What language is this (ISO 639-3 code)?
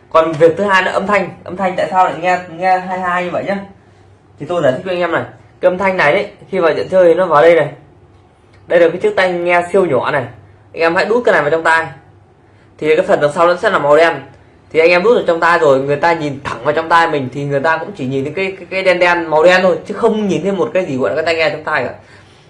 vie